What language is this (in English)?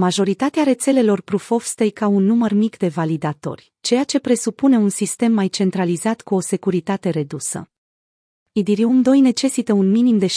Romanian